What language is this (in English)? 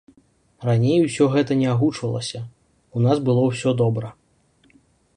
Belarusian